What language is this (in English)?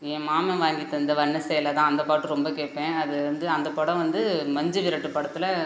Tamil